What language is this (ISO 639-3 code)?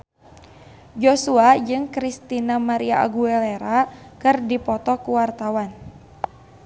sun